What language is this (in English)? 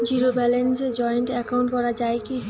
Bangla